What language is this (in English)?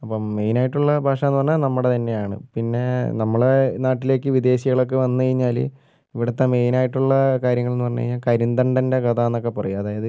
Malayalam